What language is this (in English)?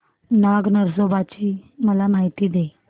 Marathi